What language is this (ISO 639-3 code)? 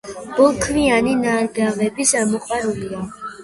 kat